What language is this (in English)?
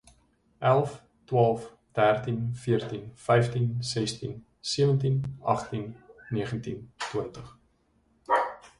Afrikaans